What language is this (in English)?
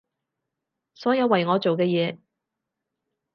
Cantonese